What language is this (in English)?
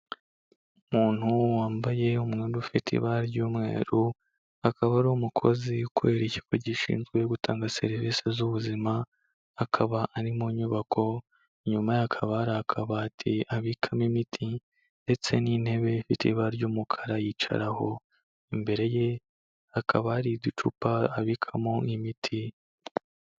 Kinyarwanda